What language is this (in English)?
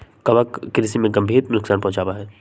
Magahi